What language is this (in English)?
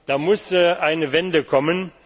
German